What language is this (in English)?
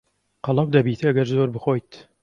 Central Kurdish